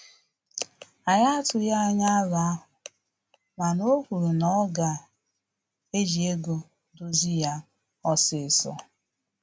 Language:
Igbo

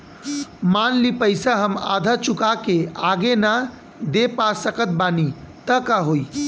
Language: Bhojpuri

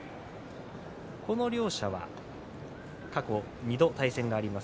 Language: Japanese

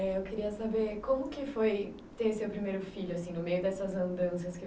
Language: Portuguese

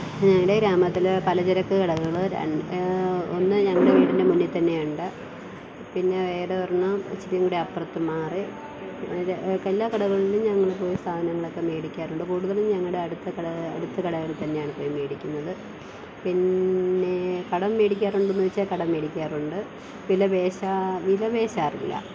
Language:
Malayalam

